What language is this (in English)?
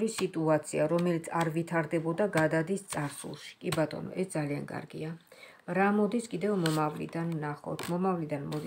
Romanian